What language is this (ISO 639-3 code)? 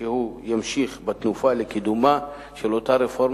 heb